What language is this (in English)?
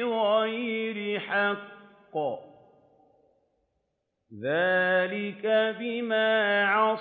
Arabic